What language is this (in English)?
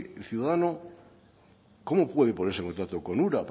Spanish